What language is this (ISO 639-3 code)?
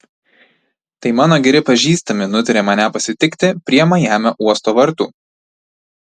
lit